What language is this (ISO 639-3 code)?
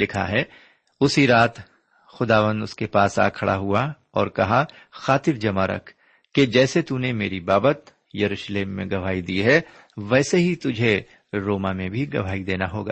urd